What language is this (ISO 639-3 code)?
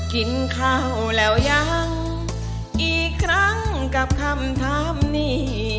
tha